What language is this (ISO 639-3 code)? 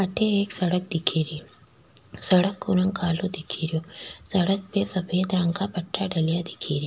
raj